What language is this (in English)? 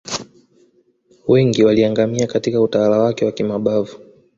Swahili